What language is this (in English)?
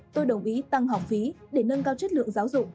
Vietnamese